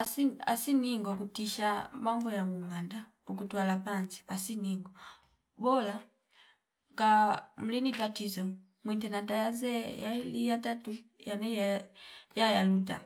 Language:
Fipa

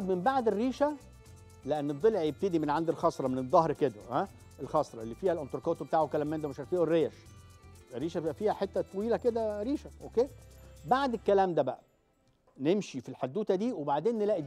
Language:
Arabic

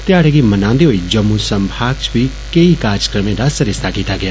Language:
Dogri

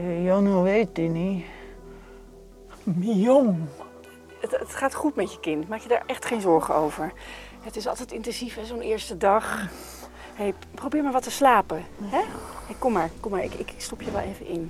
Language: Dutch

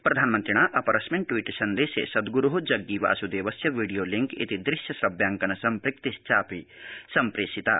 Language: Sanskrit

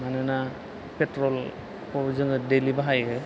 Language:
Bodo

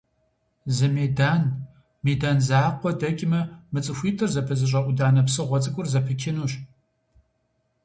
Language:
Kabardian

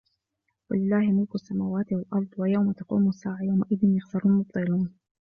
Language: Arabic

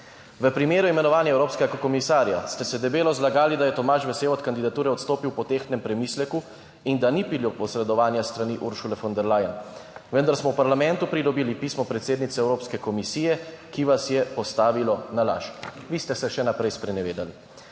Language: Slovenian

